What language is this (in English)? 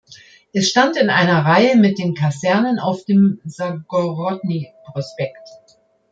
German